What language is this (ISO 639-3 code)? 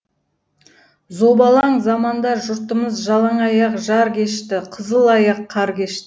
kaz